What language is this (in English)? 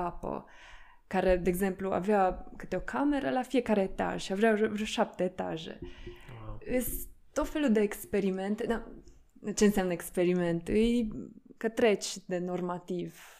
Romanian